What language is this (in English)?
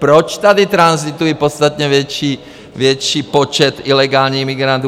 Czech